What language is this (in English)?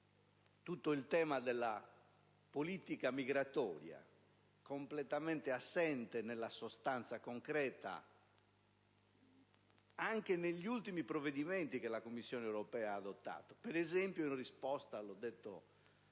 Italian